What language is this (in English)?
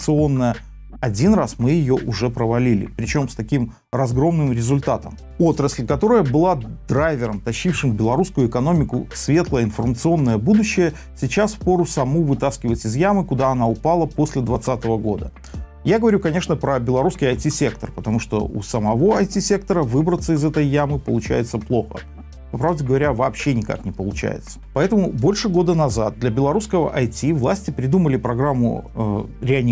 Russian